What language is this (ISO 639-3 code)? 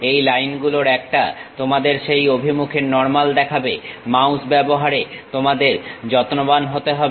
ben